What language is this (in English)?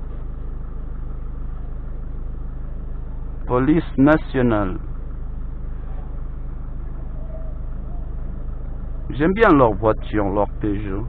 French